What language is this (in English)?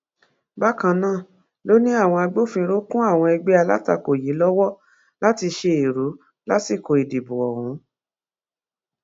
Yoruba